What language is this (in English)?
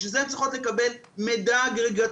Hebrew